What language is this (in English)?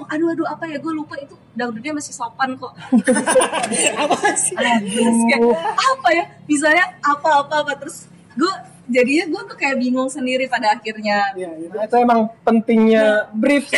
Indonesian